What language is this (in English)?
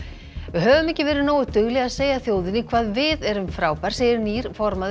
Icelandic